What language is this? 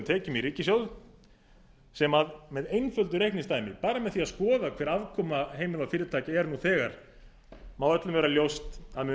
Icelandic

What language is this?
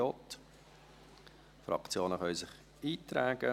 Swiss German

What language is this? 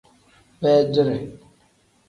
Tem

